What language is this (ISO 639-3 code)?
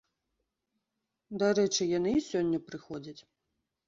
bel